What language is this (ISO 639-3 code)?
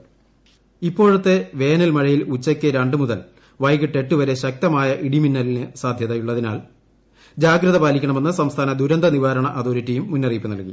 mal